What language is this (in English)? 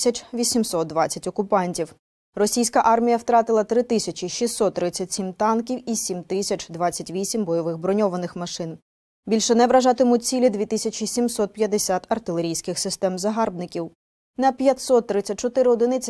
Ukrainian